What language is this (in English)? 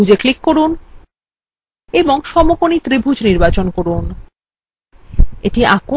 Bangla